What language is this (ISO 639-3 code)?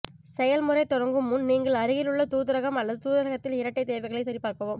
tam